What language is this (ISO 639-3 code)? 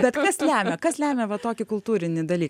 lit